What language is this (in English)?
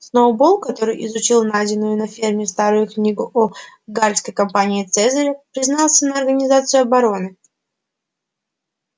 Russian